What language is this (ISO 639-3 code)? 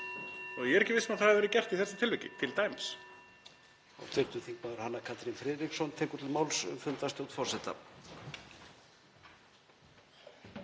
isl